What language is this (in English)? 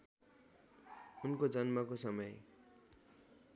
Nepali